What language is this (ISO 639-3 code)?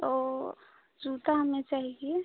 hin